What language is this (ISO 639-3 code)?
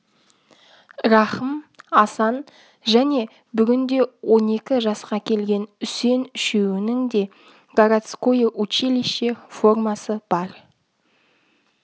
kaz